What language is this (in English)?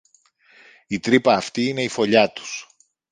Greek